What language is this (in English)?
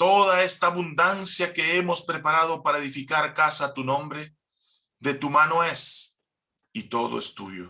Spanish